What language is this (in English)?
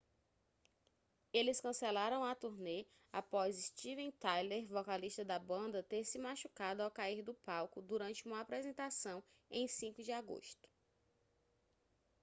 Portuguese